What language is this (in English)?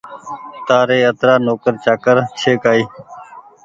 Goaria